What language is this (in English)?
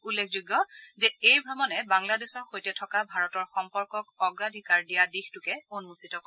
Assamese